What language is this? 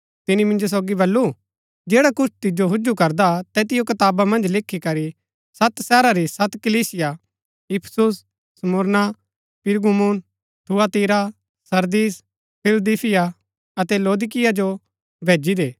Gaddi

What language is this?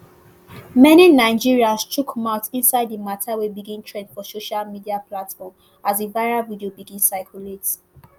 Nigerian Pidgin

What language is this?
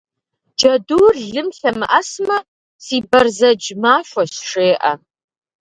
Kabardian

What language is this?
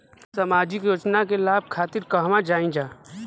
Bhojpuri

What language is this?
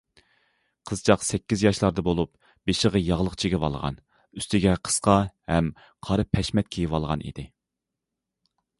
Uyghur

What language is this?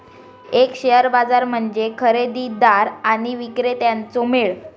Marathi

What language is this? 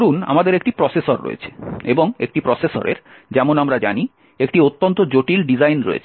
Bangla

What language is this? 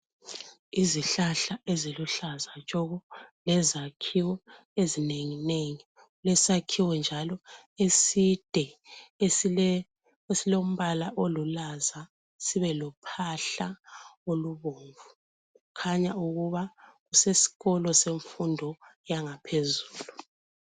North Ndebele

